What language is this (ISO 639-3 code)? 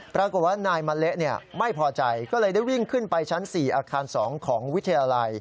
tha